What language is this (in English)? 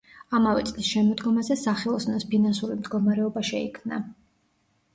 Georgian